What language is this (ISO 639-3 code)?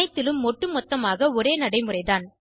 tam